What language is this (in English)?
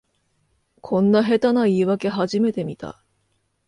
Japanese